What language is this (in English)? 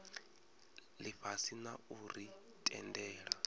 Venda